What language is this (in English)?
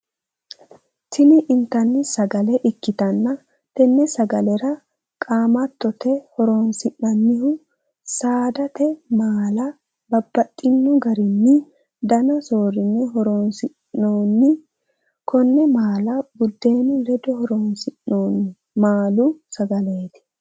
Sidamo